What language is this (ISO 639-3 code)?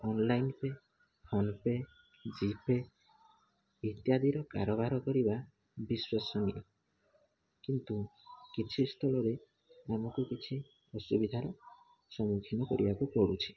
ori